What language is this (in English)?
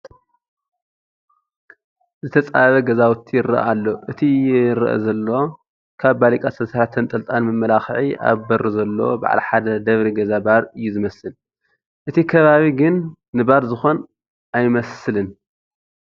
Tigrinya